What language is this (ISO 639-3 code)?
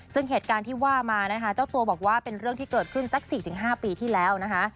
tha